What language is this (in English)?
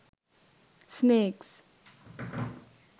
Sinhala